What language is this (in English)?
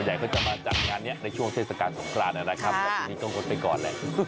Thai